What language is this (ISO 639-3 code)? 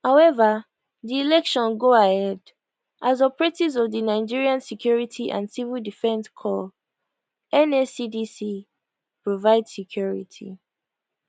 pcm